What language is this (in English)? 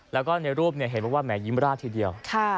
Thai